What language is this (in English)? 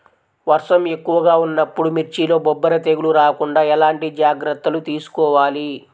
Telugu